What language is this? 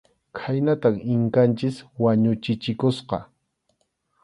Arequipa-La Unión Quechua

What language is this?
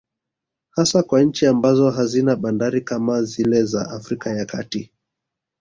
Swahili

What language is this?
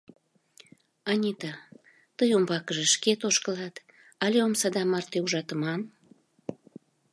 Mari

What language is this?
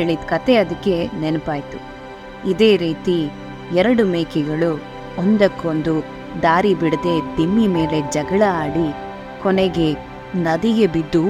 Kannada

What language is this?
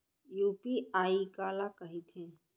Chhattisgarhi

